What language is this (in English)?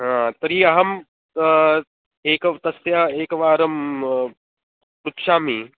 Sanskrit